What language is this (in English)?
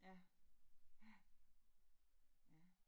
Danish